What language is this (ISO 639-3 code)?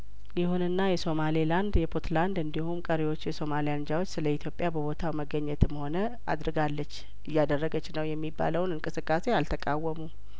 amh